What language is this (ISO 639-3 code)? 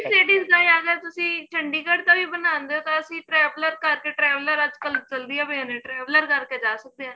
pan